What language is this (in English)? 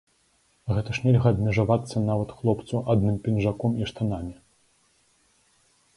Belarusian